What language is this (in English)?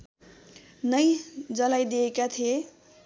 Nepali